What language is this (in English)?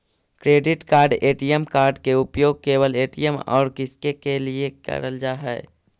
Magahi